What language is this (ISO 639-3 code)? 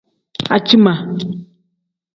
kdh